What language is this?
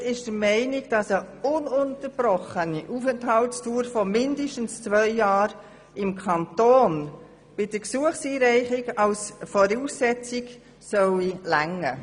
Swiss German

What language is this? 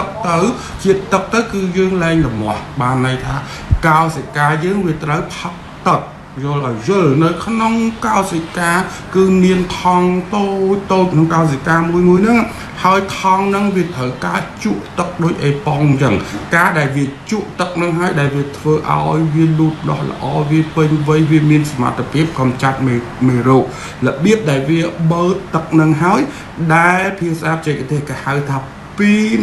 Vietnamese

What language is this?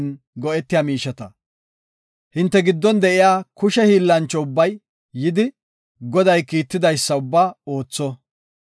Gofa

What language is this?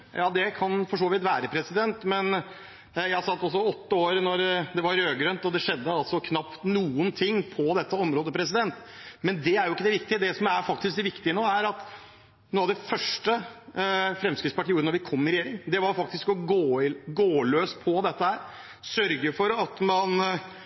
Norwegian Bokmål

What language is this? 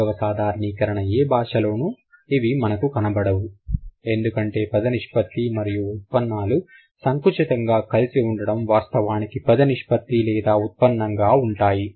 Telugu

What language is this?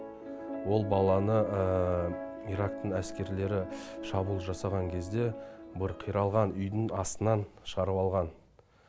Kazakh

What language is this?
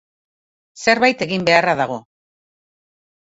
Basque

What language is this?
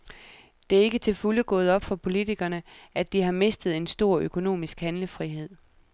Danish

